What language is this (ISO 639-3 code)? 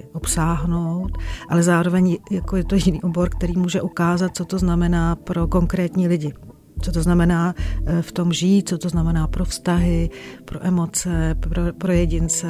ces